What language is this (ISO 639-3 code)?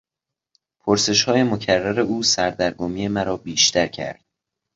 fas